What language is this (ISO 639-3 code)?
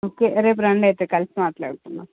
tel